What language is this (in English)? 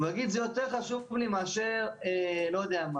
Hebrew